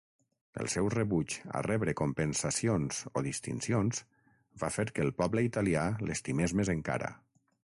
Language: Catalan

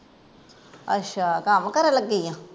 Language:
Punjabi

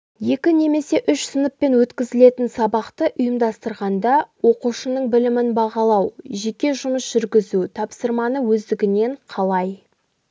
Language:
Kazakh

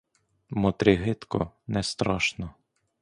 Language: Ukrainian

